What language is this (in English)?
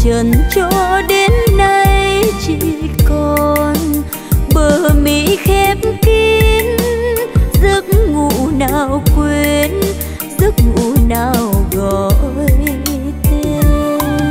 Vietnamese